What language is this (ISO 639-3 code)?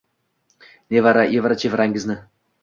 uzb